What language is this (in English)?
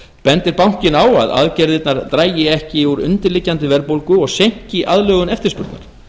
Icelandic